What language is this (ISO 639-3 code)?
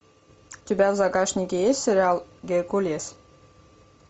rus